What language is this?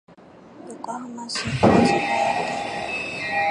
Japanese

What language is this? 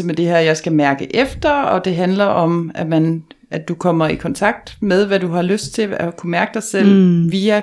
Danish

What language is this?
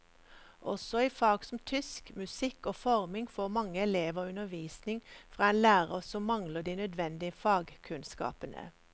Norwegian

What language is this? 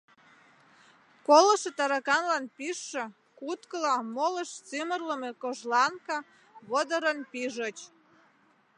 Mari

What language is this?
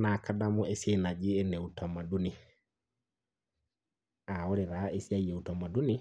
Masai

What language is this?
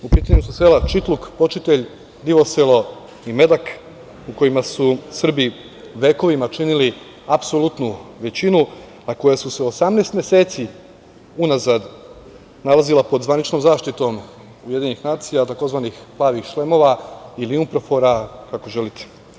Serbian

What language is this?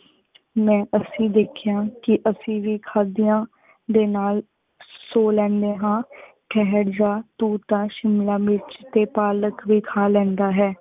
Punjabi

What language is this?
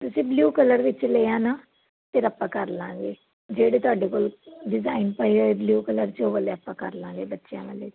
Punjabi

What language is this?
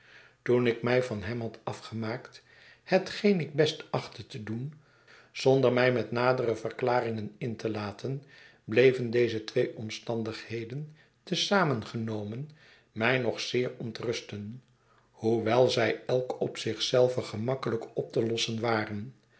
Dutch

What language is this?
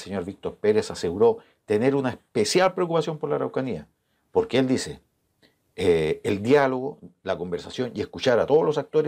Spanish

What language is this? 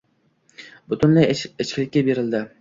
Uzbek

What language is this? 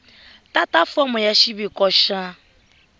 Tsonga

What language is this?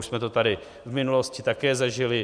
Czech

